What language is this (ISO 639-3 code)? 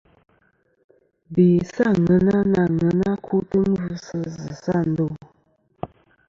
bkm